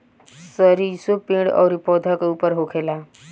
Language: Bhojpuri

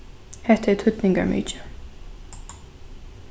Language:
Faroese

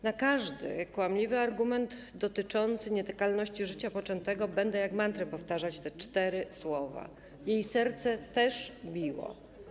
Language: Polish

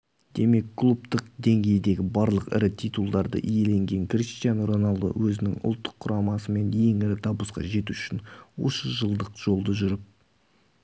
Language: Kazakh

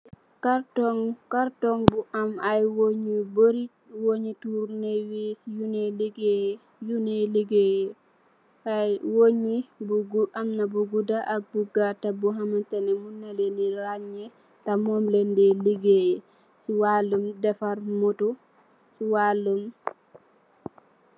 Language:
Wolof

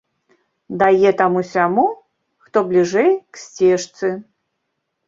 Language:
Belarusian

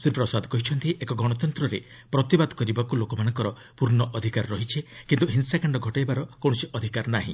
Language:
Odia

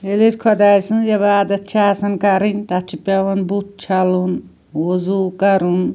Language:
Kashmiri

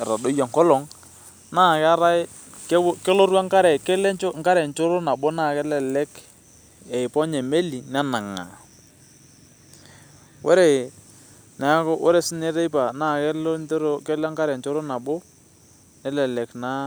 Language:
Masai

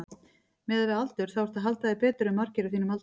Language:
Icelandic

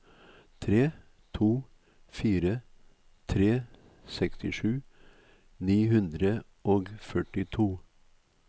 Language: Norwegian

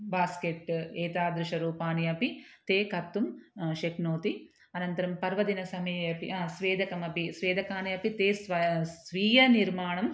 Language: Sanskrit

